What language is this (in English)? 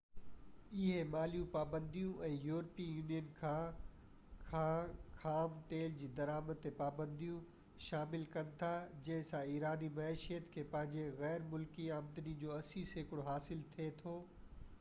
Sindhi